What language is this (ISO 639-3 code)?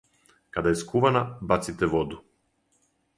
srp